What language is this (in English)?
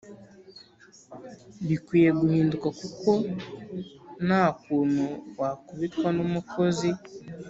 Kinyarwanda